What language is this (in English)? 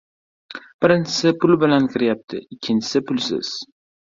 Uzbek